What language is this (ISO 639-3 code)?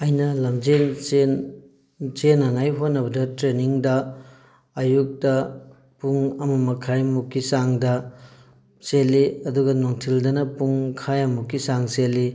mni